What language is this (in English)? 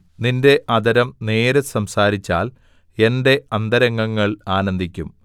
Malayalam